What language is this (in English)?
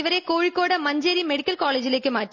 Malayalam